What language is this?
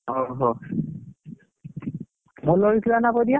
Odia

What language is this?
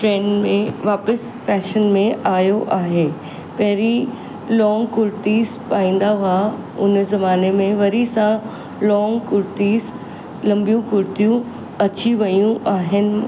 Sindhi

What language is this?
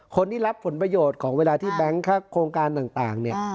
Thai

